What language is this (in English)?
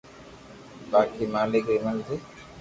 Loarki